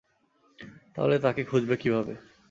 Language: Bangla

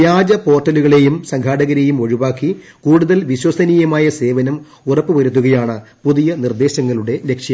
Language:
Malayalam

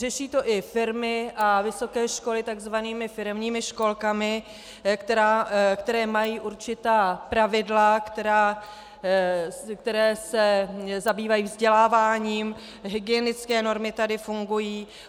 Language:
Czech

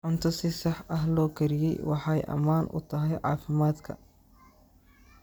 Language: Somali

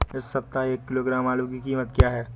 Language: Hindi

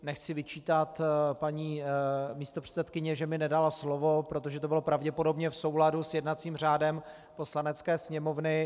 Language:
Czech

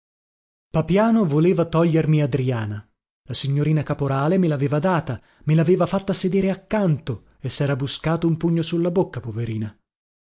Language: Italian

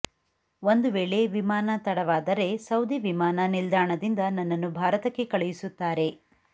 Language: Kannada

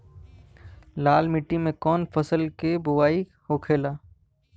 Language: Bhojpuri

